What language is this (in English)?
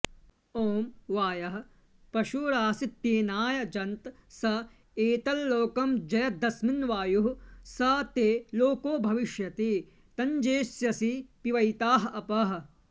Sanskrit